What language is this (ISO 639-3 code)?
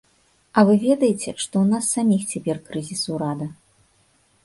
bel